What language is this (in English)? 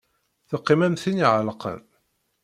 Kabyle